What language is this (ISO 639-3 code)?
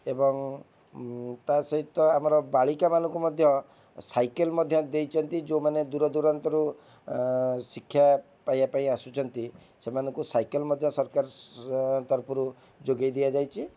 ori